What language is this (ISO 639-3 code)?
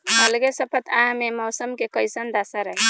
bho